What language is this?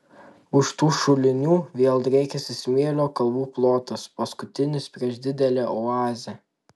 Lithuanian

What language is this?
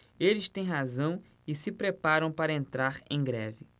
Portuguese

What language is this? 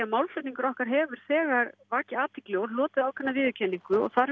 Icelandic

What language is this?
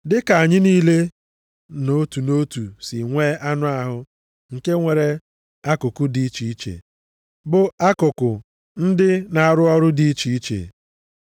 Igbo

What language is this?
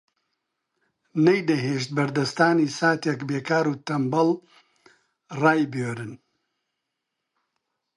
Central Kurdish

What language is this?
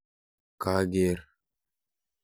Kalenjin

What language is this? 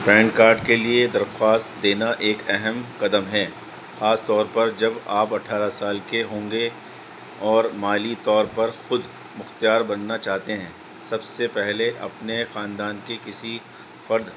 Urdu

